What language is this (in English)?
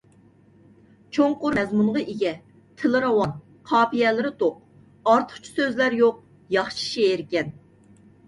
Uyghur